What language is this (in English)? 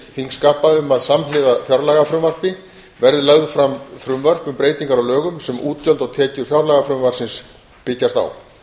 Icelandic